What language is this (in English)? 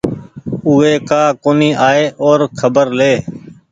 Goaria